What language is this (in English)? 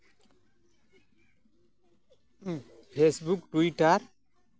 Santali